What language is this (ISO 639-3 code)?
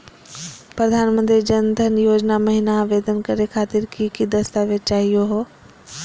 mag